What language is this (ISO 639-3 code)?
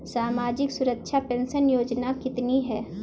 hin